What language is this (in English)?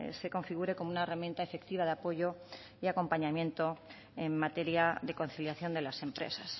Spanish